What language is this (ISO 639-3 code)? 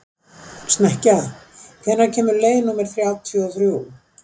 isl